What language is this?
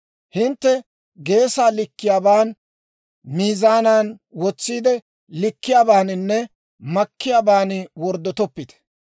Dawro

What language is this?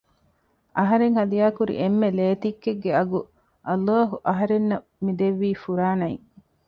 Divehi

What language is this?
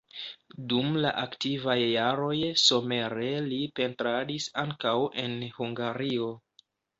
Esperanto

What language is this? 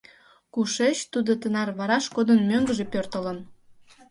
Mari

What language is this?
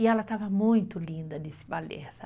Portuguese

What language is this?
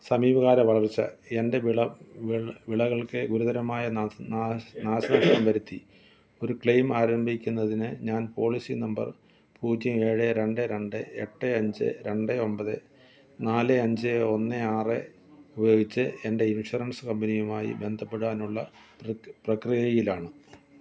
Malayalam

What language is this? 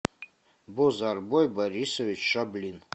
Russian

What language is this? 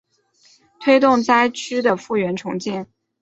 Chinese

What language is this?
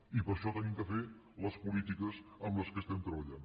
Catalan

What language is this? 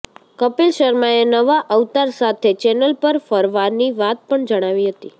Gujarati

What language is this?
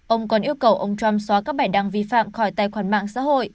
Vietnamese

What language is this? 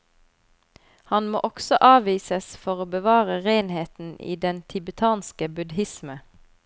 Norwegian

